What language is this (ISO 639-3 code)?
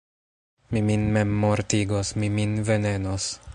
epo